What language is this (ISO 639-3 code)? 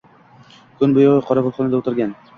uzb